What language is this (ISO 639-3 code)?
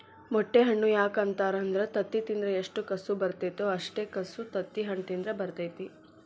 kan